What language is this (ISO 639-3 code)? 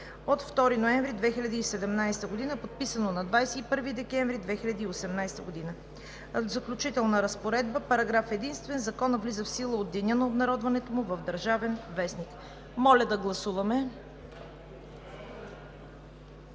bul